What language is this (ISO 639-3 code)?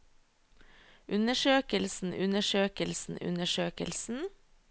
nor